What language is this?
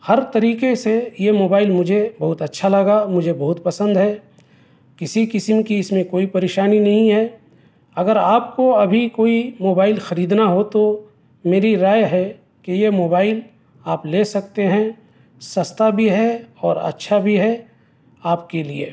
Urdu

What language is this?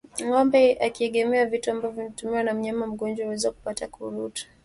Swahili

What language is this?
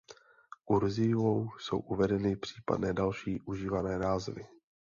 Czech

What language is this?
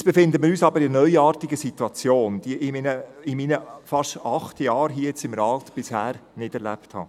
Swiss German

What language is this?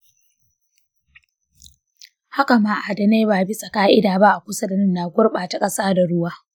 Hausa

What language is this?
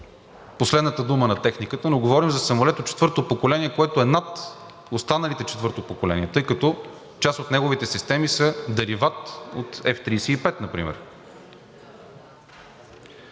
Bulgarian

